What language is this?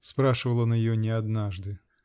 Russian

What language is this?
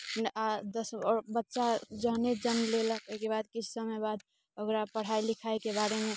Maithili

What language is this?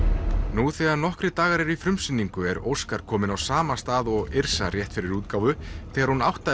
Icelandic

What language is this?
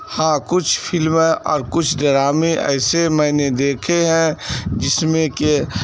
Urdu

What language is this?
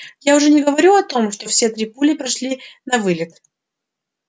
Russian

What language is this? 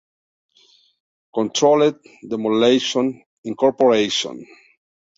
Spanish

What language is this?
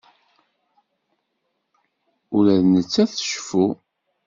Kabyle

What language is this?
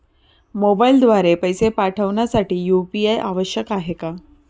Marathi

